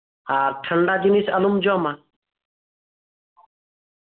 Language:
Santali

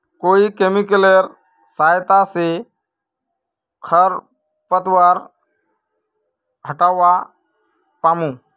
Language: Magahi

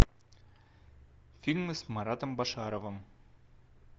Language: Russian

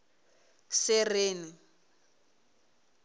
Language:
Venda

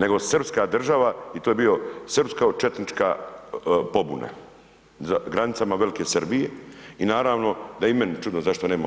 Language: Croatian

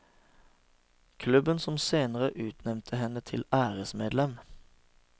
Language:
Norwegian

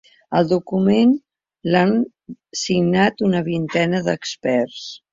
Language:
Catalan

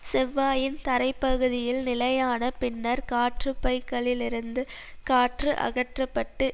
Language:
Tamil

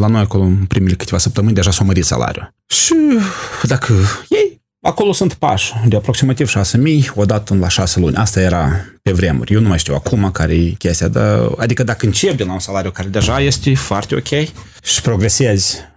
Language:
Romanian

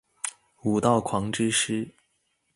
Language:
Chinese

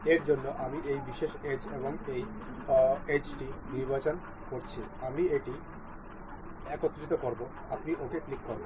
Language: Bangla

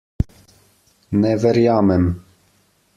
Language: Slovenian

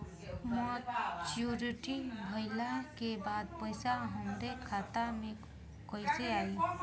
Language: Bhojpuri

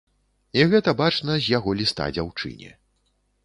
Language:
Belarusian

